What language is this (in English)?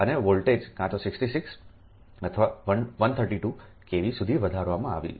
Gujarati